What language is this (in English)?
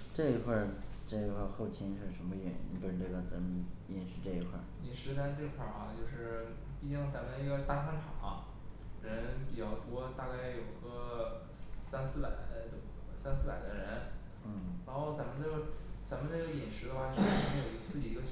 Chinese